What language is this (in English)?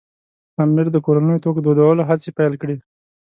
Pashto